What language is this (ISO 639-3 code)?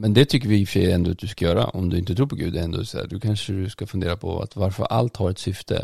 swe